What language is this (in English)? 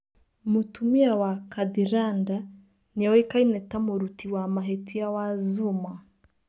Kikuyu